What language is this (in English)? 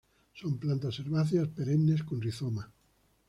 Spanish